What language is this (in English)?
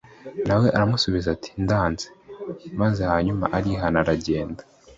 Kinyarwanda